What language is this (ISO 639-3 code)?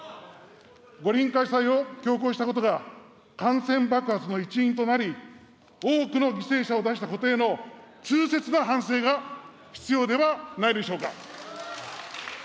jpn